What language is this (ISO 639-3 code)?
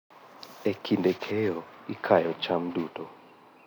luo